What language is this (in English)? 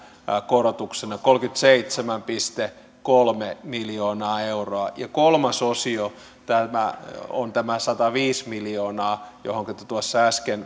Finnish